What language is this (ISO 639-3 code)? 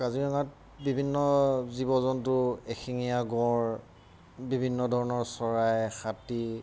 asm